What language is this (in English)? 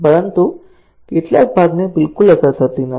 Gujarati